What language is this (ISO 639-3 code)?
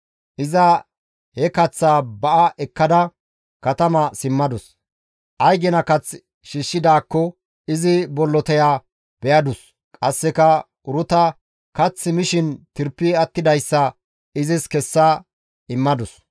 gmv